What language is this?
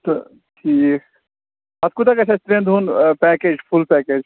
Kashmiri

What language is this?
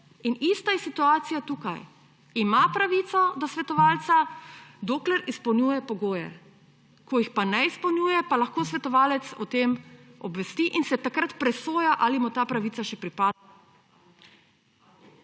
Slovenian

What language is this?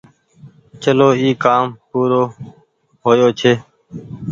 Goaria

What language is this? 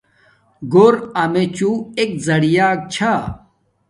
Domaaki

